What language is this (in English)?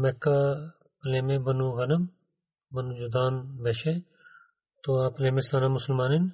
Bulgarian